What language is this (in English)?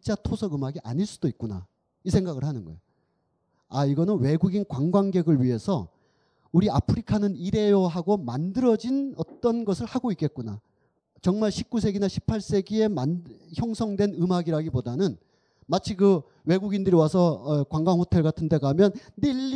Korean